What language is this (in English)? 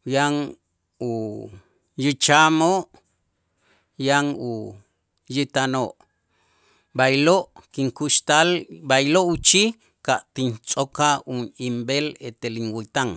Itzá